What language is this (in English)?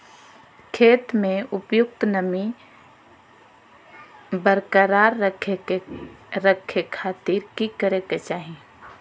Magahi